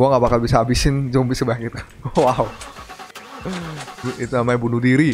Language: Indonesian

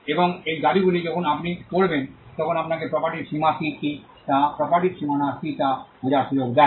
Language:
Bangla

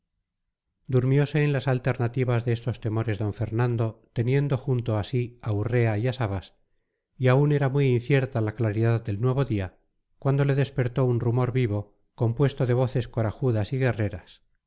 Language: Spanish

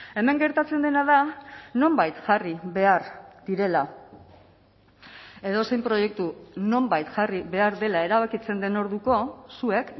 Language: Basque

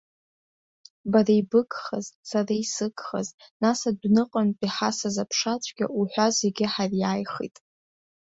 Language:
Abkhazian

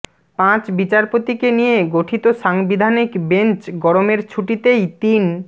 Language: Bangla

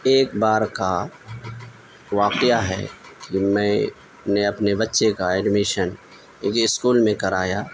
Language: Urdu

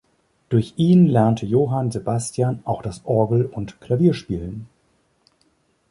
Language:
German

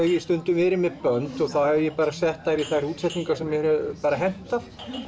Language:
Icelandic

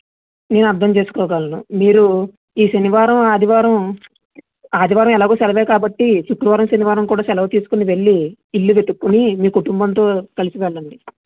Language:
Telugu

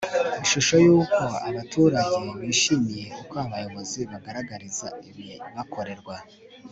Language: Kinyarwanda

